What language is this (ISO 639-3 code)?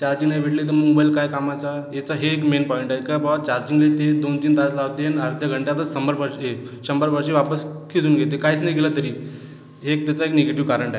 mar